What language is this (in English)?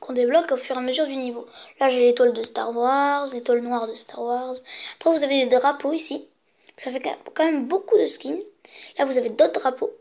French